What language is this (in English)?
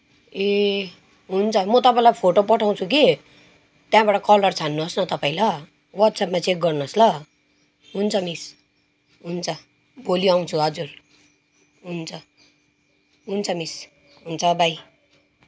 Nepali